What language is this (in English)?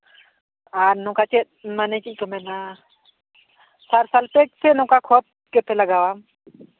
Santali